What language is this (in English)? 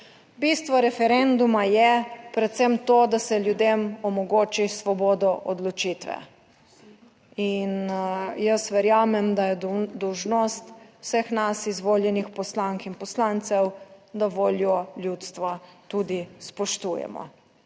Slovenian